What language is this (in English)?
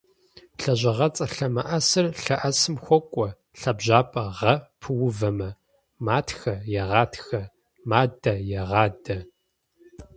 Kabardian